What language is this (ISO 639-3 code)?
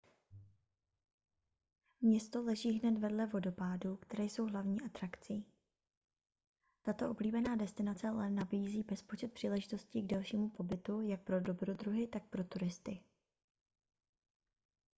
ces